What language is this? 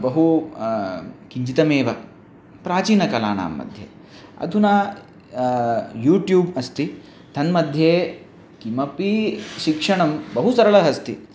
Sanskrit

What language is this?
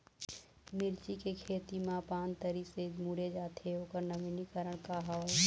Chhattisgarhi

